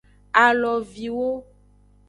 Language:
Aja (Benin)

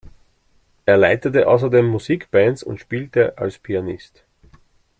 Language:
German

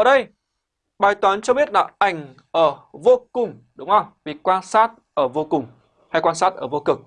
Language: Vietnamese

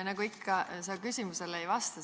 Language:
Estonian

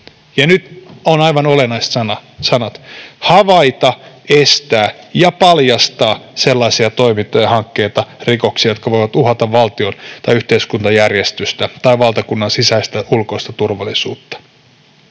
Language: Finnish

